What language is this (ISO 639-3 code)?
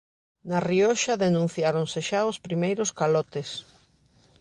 glg